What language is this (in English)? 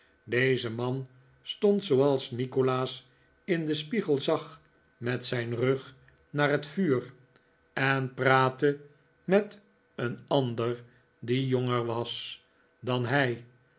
Dutch